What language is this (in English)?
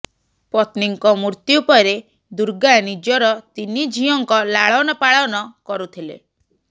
Odia